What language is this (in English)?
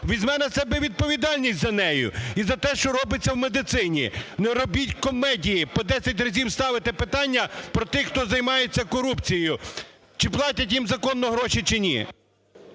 Ukrainian